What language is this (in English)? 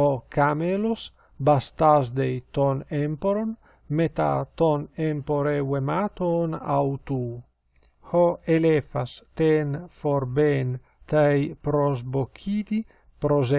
Greek